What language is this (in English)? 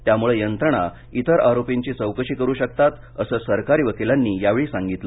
Marathi